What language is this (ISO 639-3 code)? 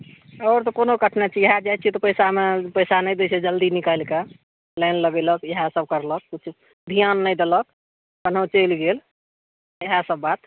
mai